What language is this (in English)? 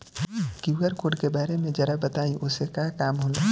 Bhojpuri